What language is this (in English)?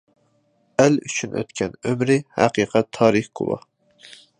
Uyghur